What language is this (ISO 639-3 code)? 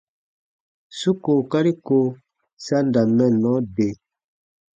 bba